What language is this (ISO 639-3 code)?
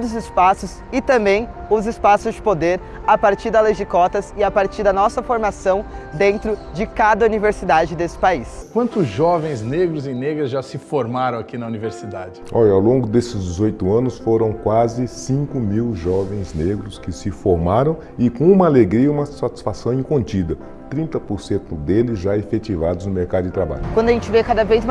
por